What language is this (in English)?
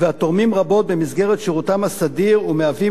Hebrew